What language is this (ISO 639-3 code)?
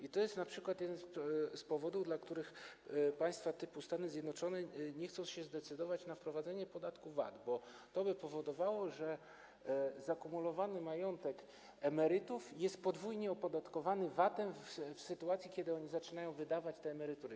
pol